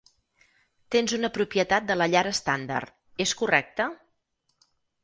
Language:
Catalan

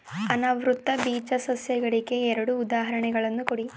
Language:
Kannada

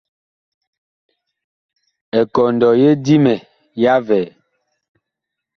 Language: Bakoko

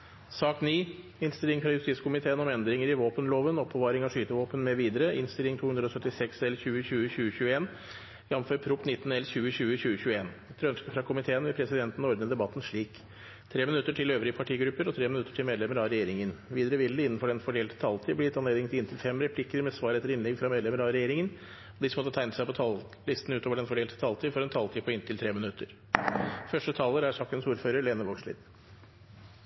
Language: Norwegian Bokmål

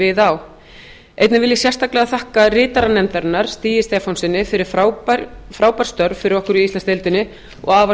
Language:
Icelandic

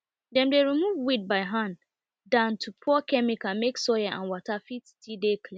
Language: Nigerian Pidgin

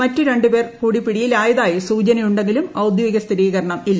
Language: Malayalam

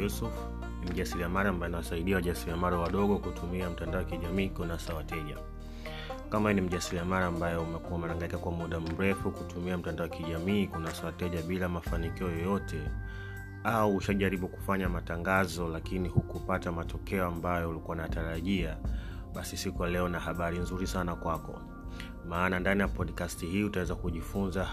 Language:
Swahili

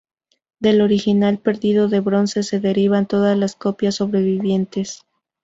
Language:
Spanish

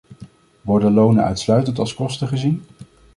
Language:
Dutch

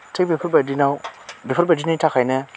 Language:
Bodo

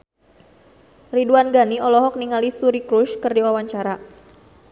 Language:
Sundanese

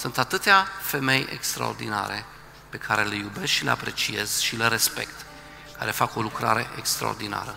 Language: Romanian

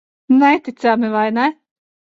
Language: Latvian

